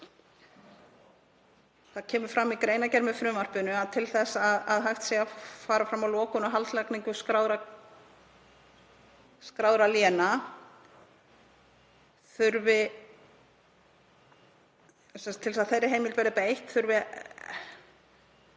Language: Icelandic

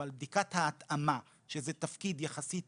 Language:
Hebrew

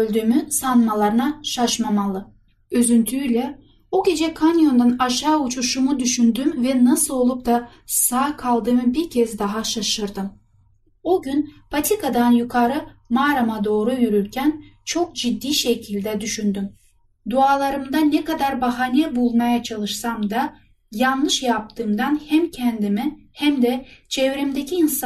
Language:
Turkish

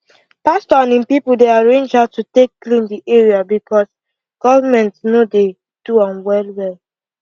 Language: Nigerian Pidgin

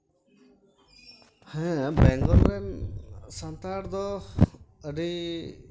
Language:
Santali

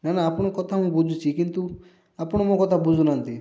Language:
Odia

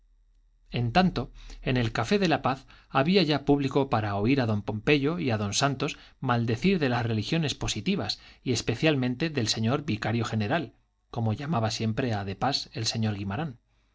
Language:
Spanish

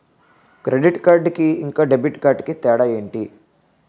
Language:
Telugu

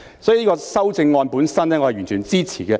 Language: Cantonese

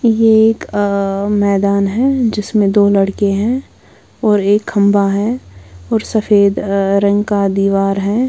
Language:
Hindi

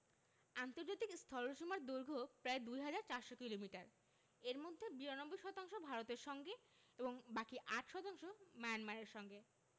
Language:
Bangla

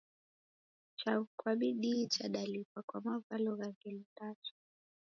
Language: Taita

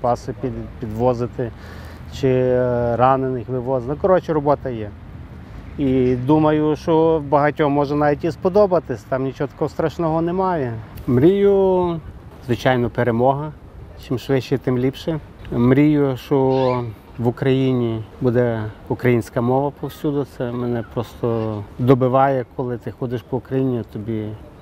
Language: Ukrainian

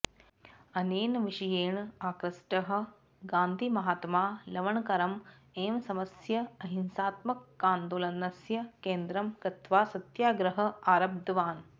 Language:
Sanskrit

